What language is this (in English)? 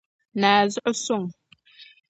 Dagbani